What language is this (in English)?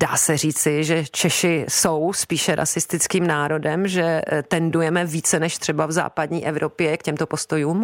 Czech